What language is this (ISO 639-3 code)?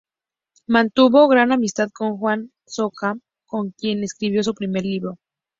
spa